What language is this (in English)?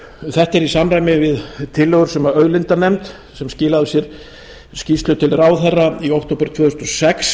Icelandic